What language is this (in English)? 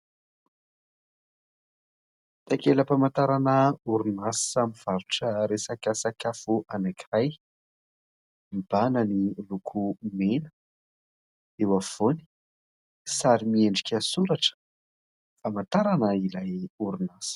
Malagasy